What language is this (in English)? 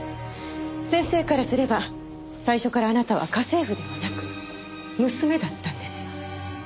Japanese